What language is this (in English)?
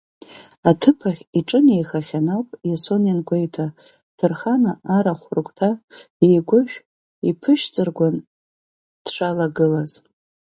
Abkhazian